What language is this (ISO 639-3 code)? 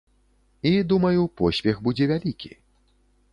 bel